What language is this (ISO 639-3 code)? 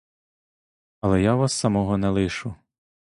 ukr